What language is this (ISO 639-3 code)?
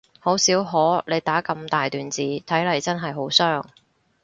yue